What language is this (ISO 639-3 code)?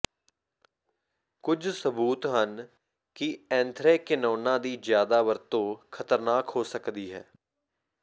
pan